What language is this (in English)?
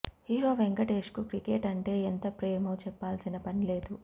Telugu